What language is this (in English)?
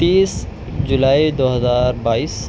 Urdu